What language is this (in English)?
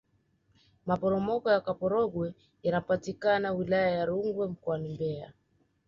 Swahili